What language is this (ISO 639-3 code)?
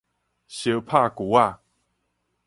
nan